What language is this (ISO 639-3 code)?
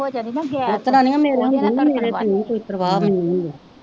pan